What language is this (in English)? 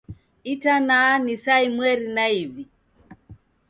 Taita